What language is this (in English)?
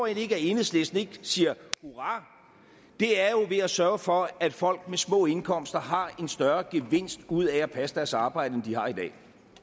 Danish